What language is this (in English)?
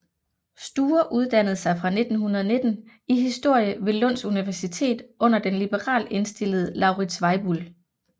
Danish